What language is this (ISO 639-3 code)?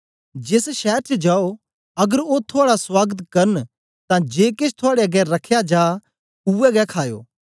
doi